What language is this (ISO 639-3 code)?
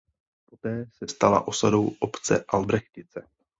ces